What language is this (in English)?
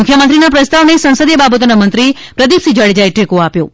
Gujarati